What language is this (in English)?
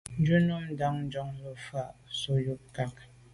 Medumba